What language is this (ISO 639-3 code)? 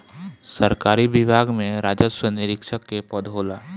bho